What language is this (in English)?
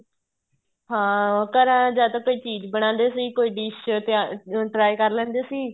Punjabi